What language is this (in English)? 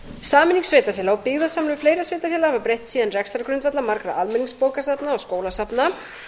Icelandic